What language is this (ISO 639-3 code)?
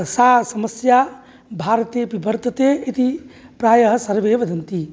san